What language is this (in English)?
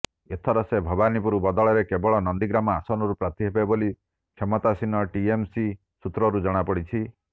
Odia